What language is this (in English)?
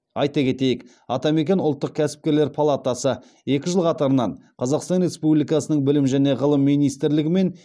Kazakh